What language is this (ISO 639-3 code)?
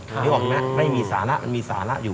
tha